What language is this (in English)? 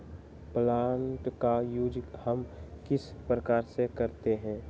Magahi